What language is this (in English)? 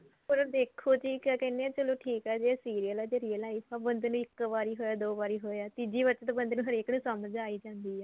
Punjabi